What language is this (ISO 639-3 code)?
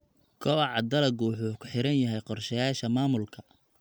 som